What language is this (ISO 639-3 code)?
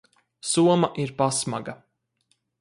lav